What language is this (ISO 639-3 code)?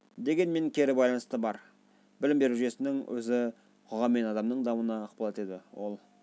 kaz